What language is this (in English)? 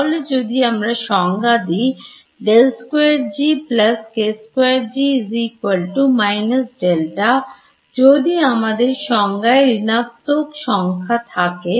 Bangla